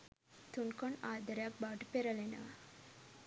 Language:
Sinhala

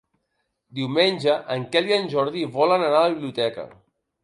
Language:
Catalan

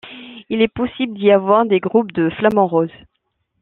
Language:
French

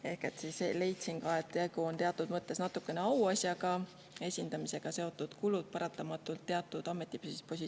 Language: Estonian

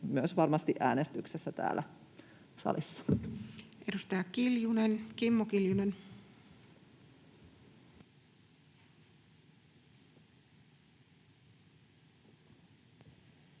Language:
Finnish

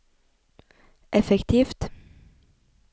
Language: Norwegian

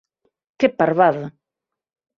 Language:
Galician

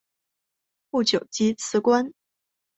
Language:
Chinese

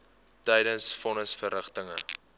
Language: Afrikaans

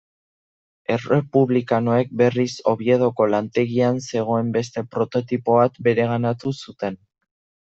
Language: Basque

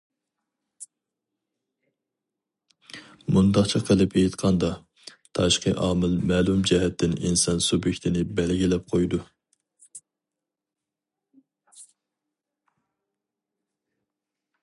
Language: Uyghur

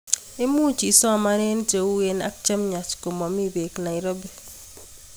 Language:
Kalenjin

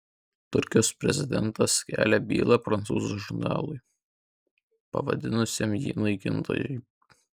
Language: Lithuanian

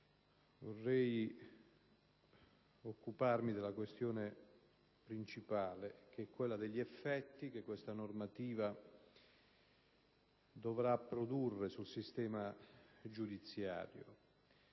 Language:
Italian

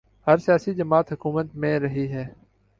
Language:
Urdu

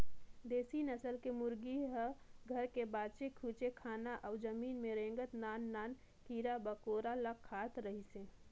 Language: Chhattisgarhi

